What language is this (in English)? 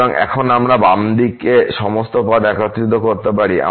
Bangla